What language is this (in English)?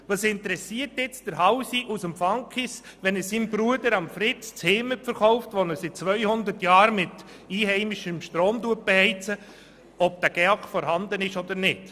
Swiss German